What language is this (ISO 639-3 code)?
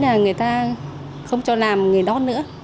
vie